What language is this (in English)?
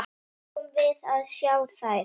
Icelandic